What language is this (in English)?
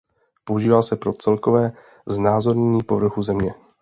Czech